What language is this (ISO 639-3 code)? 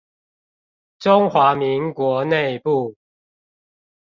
zho